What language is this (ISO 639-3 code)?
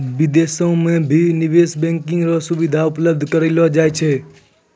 mai